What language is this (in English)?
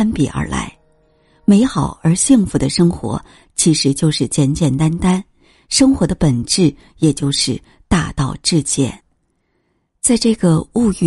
Chinese